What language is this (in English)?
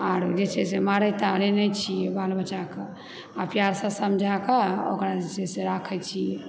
Maithili